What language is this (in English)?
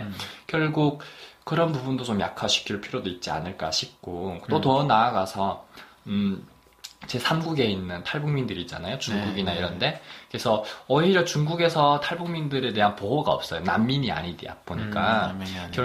Korean